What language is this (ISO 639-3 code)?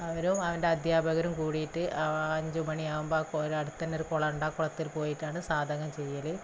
mal